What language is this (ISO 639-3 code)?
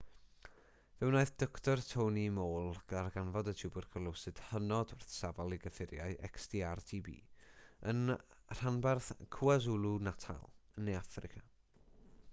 cym